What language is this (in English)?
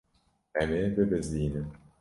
Kurdish